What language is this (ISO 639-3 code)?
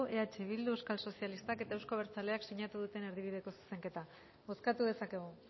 eus